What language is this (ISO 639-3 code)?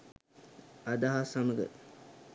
sin